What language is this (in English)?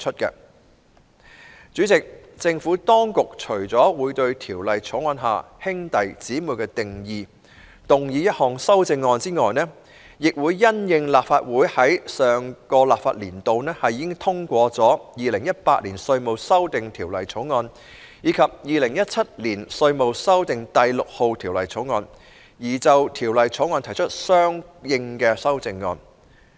Cantonese